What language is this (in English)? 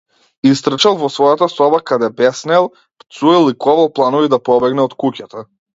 Macedonian